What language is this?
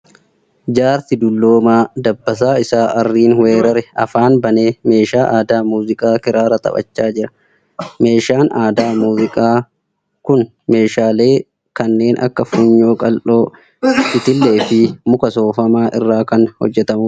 Oromo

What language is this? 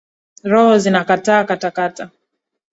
Swahili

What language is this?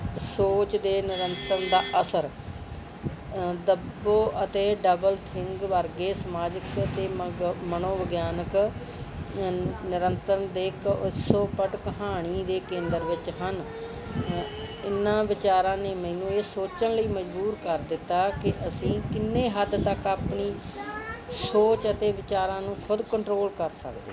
Punjabi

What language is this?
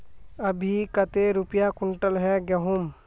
Magahi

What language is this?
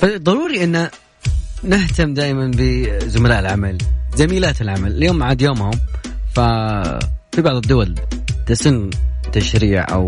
Arabic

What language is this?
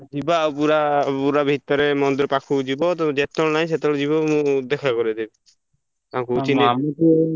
Odia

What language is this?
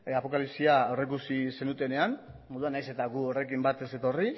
Basque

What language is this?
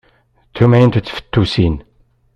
Kabyle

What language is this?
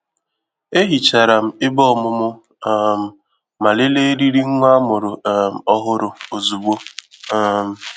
Igbo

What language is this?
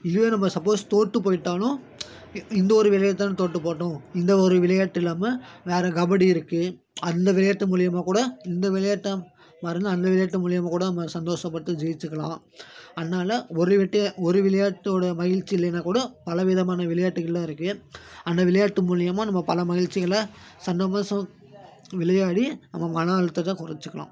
Tamil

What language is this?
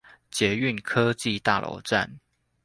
Chinese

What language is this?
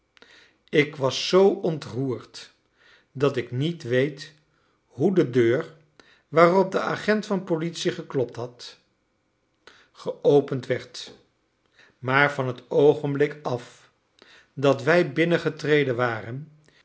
Dutch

